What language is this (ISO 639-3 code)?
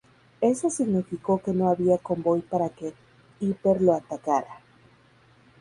spa